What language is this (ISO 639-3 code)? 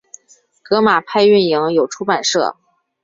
zho